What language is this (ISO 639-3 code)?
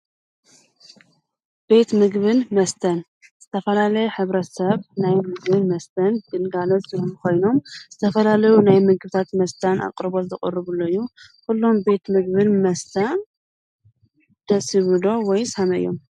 tir